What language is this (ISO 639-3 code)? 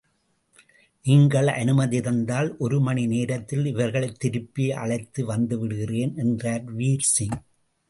tam